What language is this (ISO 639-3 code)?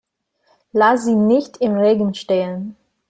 deu